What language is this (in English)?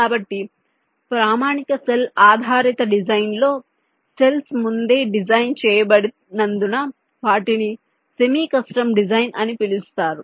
Telugu